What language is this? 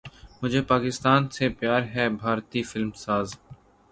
Urdu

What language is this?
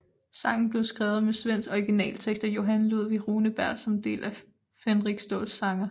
Danish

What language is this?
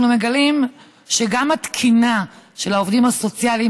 Hebrew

